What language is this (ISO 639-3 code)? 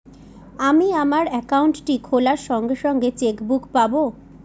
ben